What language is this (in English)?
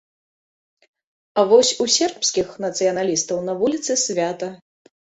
Belarusian